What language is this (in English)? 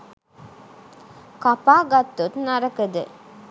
Sinhala